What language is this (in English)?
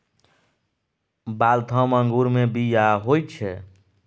Maithili